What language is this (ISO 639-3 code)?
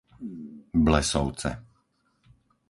slk